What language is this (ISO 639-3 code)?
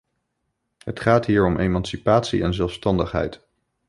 nld